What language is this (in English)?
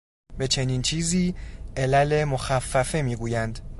Persian